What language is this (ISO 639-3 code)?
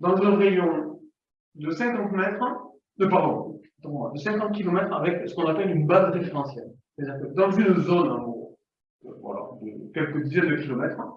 fra